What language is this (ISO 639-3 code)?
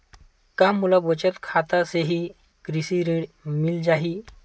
hne